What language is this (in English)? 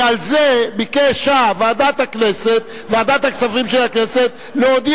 Hebrew